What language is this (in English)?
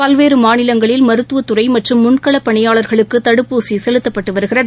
Tamil